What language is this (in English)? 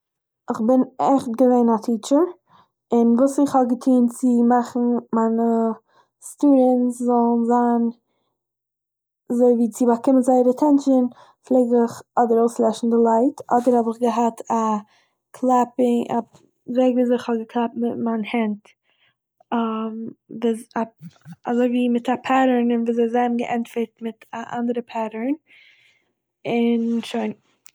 Yiddish